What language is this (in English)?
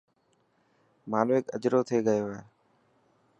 Dhatki